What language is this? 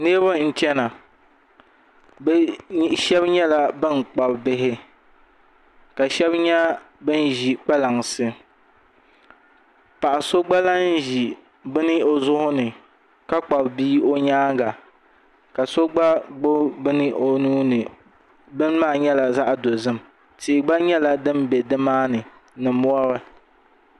Dagbani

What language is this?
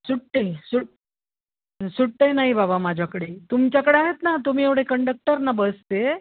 Marathi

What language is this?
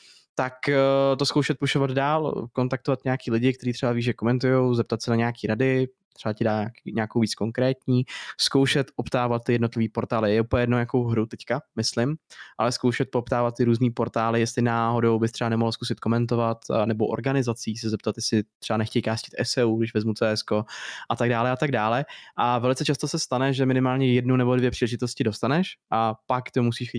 Czech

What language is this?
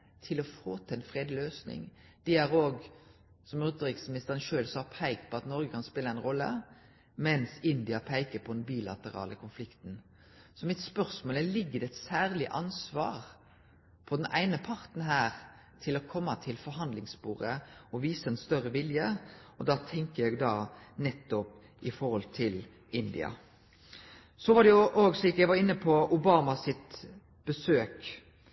Norwegian Nynorsk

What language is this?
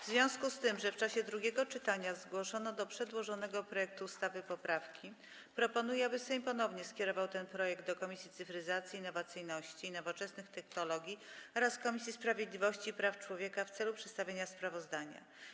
Polish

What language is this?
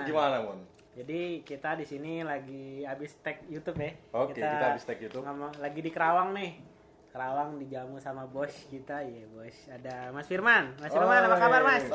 Indonesian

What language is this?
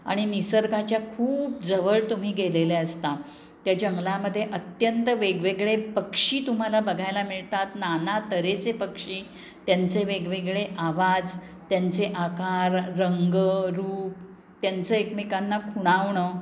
Marathi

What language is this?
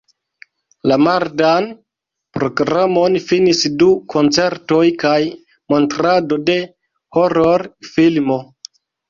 Esperanto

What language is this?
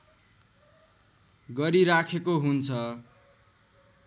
Nepali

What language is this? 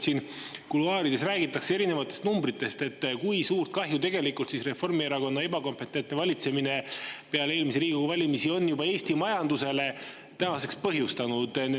Estonian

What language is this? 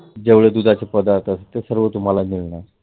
Marathi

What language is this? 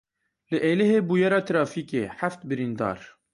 Kurdish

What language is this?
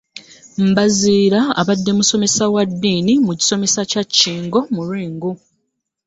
Ganda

